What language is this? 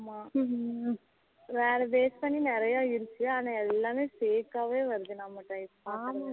Tamil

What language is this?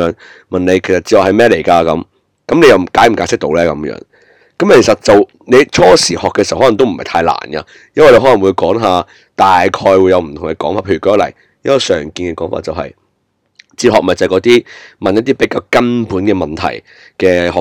Chinese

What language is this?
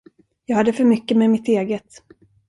Swedish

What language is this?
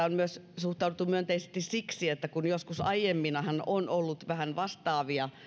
Finnish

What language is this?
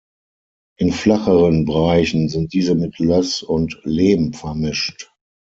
German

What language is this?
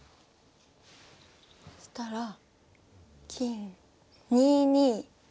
Japanese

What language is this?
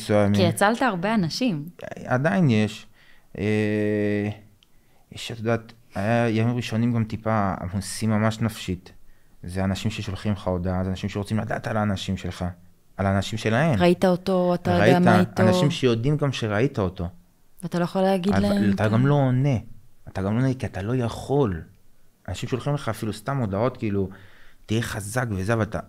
Hebrew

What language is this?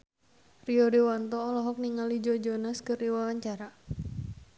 Sundanese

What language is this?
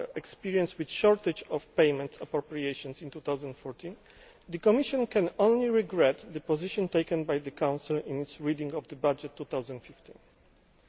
English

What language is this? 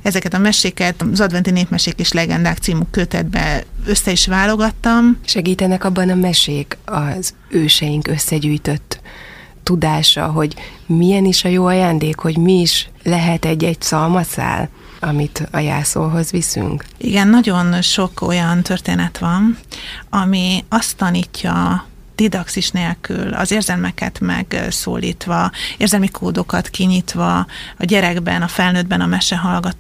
Hungarian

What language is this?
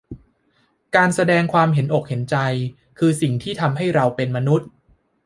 Thai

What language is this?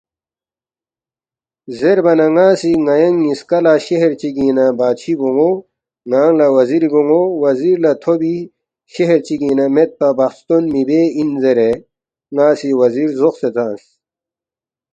Balti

